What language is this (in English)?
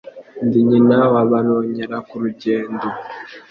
Kinyarwanda